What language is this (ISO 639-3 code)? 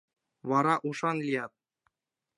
chm